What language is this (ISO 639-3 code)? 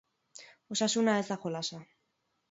eus